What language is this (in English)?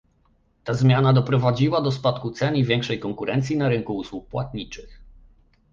Polish